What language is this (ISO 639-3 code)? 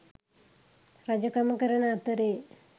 sin